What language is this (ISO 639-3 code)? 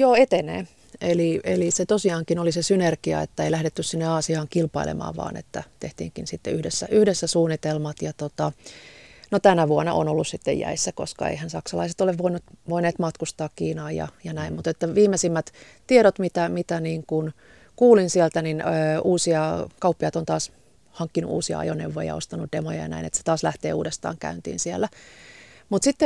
fin